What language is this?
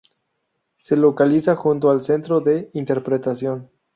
Spanish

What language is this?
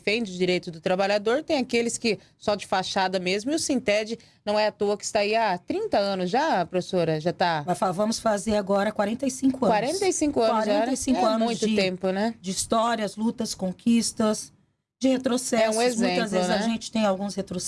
Portuguese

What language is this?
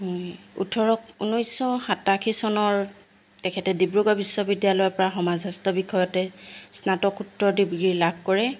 Assamese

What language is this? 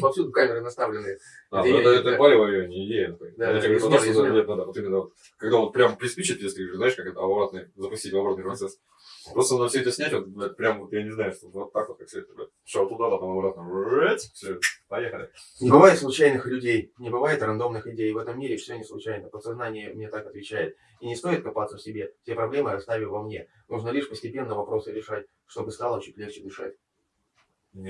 Russian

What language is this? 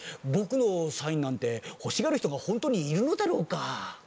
Japanese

